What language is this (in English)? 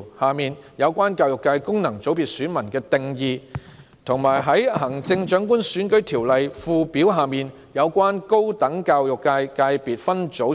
Cantonese